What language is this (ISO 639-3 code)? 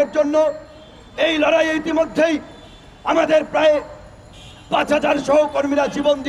tur